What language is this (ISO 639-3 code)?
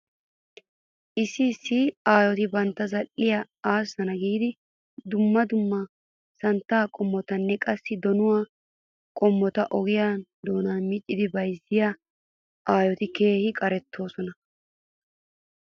wal